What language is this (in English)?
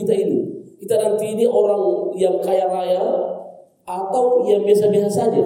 Indonesian